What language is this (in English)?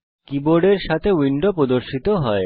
Bangla